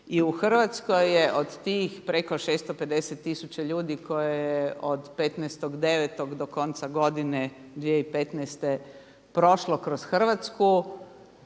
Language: Croatian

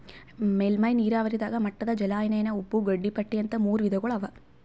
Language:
Kannada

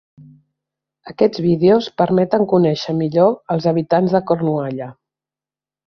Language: Catalan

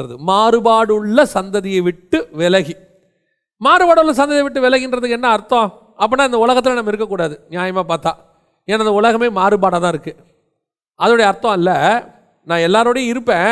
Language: Tamil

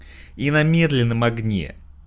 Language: Russian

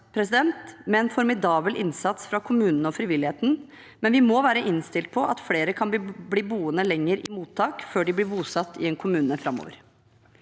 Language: Norwegian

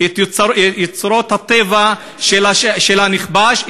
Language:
Hebrew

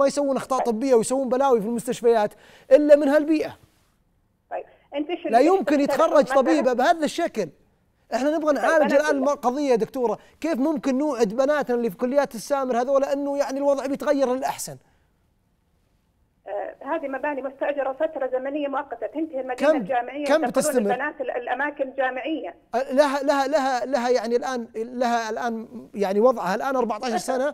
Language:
Arabic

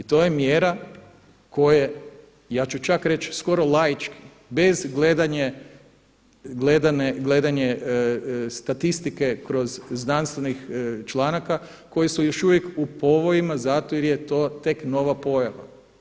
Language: Croatian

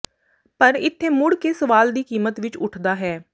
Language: Punjabi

